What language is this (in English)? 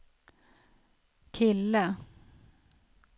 Swedish